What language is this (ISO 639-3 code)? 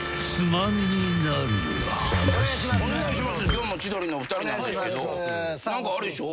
jpn